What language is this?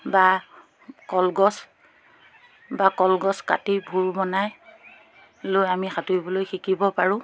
Assamese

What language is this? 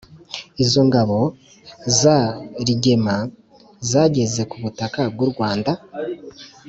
Kinyarwanda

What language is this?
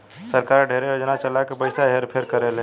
Bhojpuri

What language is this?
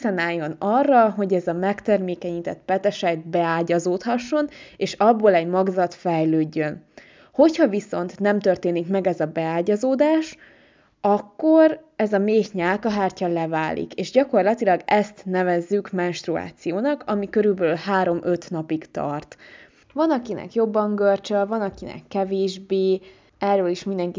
Hungarian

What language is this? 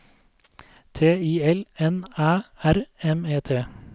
Norwegian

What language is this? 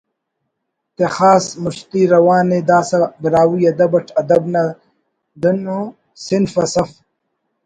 Brahui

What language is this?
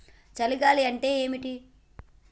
Telugu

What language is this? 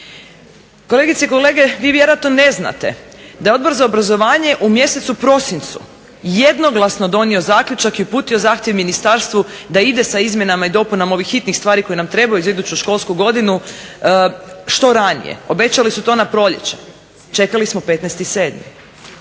Croatian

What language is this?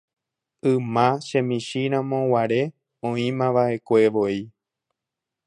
Guarani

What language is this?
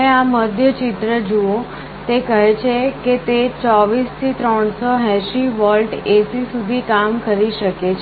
Gujarati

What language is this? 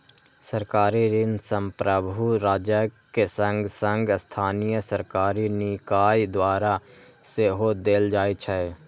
Maithili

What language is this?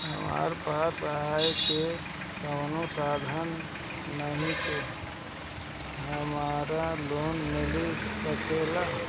Bhojpuri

